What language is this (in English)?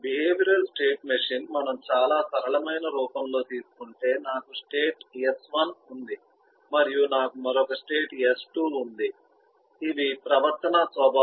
Telugu